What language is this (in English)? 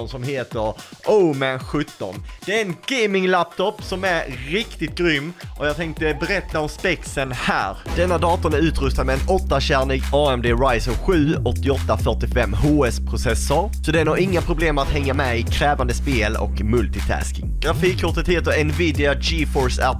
Swedish